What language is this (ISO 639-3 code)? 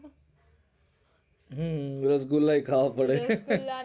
guj